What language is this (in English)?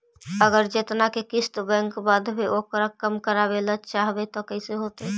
Magahi